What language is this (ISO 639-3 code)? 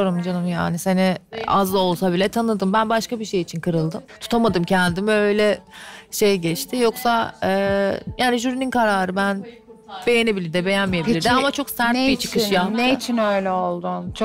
tur